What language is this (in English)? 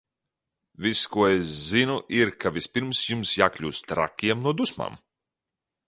Latvian